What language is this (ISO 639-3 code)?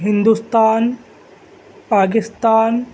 urd